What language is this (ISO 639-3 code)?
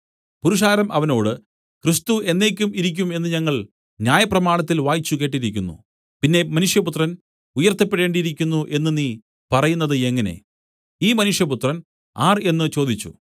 mal